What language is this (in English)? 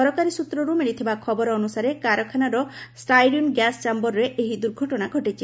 Odia